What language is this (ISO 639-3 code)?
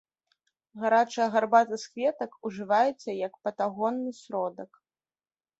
bel